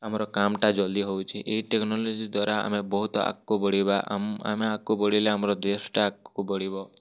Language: Odia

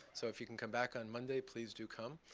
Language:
English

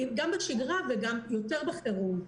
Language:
Hebrew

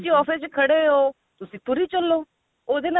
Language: Punjabi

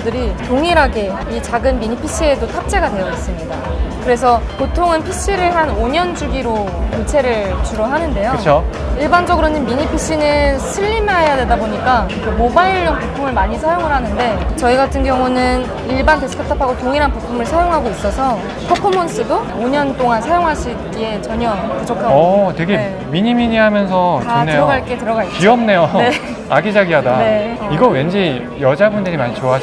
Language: Korean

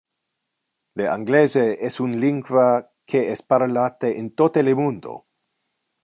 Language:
Interlingua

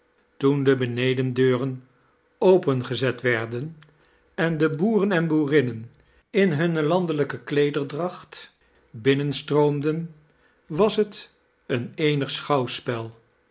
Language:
Dutch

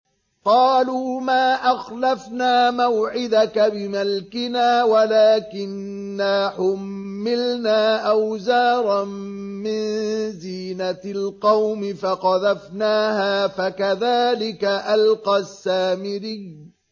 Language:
Arabic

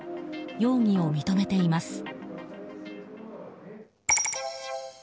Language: Japanese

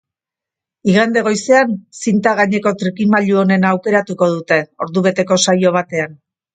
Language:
Basque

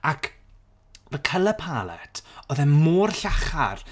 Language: Welsh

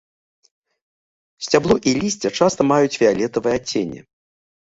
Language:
Belarusian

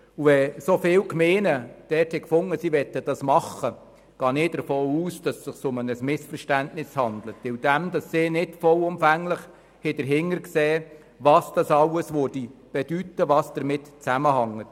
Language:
Swiss German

